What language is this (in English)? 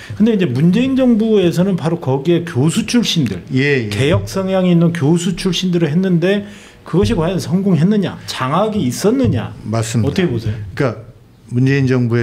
Korean